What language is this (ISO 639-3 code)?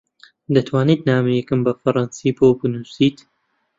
ckb